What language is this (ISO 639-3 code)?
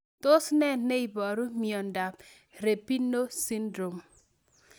kln